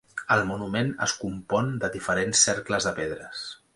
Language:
Catalan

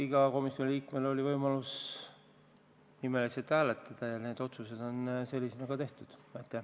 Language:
Estonian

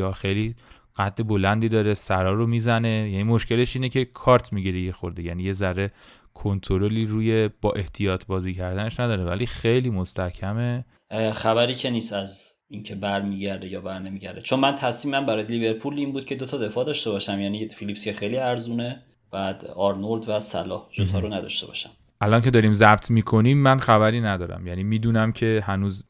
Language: Persian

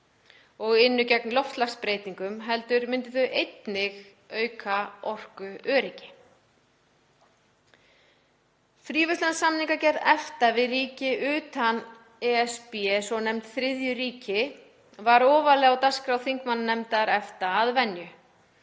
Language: Icelandic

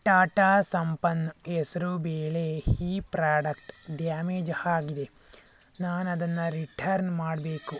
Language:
Kannada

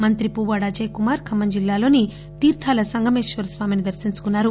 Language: Telugu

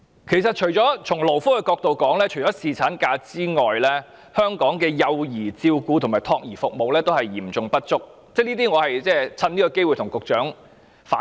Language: Cantonese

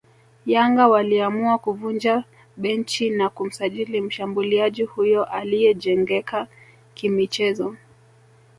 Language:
Swahili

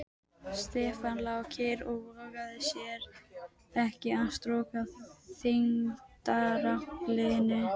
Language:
Icelandic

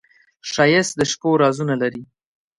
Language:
Pashto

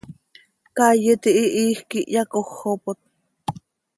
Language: Seri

